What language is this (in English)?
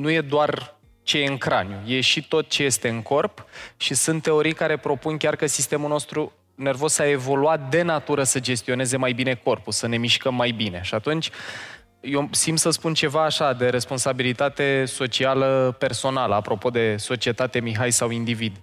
Romanian